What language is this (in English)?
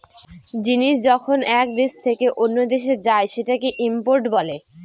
Bangla